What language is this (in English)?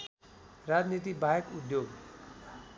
Nepali